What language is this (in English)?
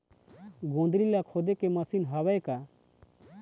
Chhattisgarhi